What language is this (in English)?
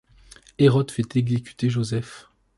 French